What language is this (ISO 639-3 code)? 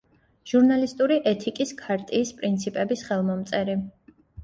kat